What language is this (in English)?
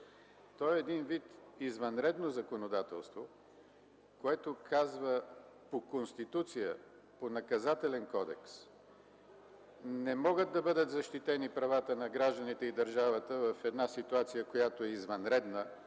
Bulgarian